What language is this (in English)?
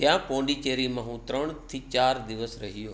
Gujarati